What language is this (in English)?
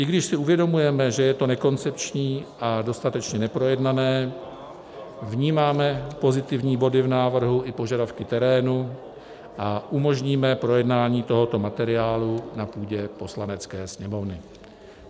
Czech